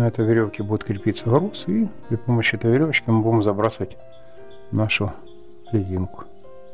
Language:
Russian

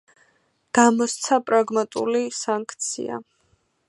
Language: Georgian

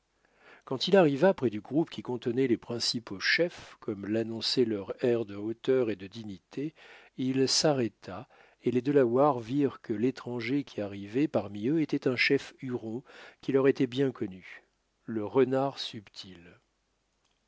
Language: French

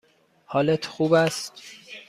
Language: Persian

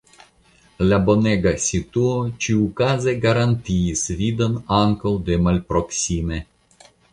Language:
Esperanto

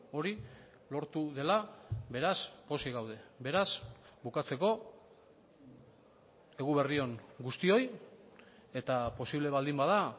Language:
Basque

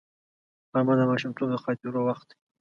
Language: Pashto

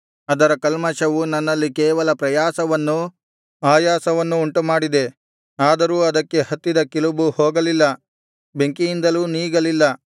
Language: Kannada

